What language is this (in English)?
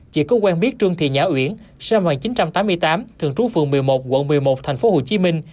Vietnamese